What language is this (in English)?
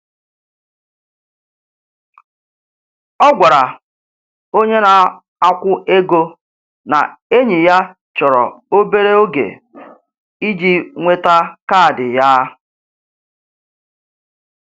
Igbo